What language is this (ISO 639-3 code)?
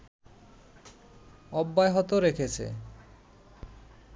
ben